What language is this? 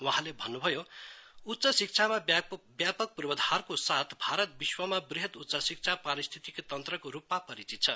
Nepali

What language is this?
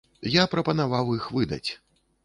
Belarusian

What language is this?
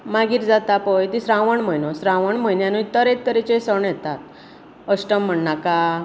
Konkani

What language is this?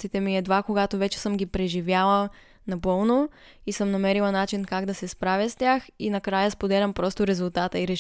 Bulgarian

